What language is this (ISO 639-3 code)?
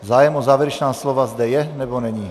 ces